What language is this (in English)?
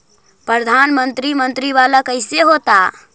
Magahi